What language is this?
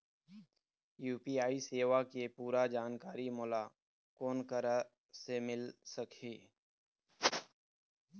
Chhattisgarhi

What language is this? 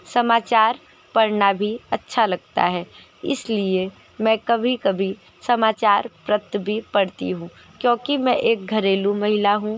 Hindi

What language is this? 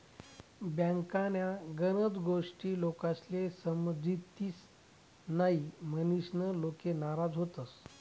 Marathi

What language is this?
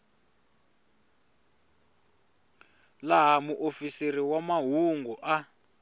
Tsonga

